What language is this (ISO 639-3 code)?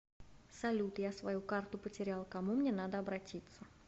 rus